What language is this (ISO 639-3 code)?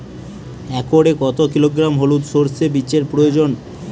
ben